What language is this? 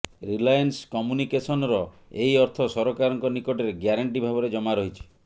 Odia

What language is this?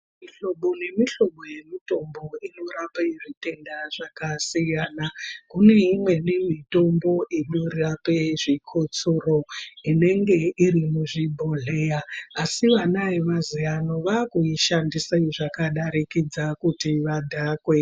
Ndau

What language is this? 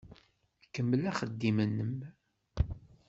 Kabyle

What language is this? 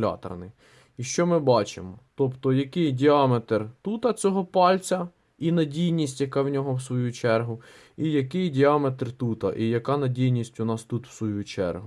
Ukrainian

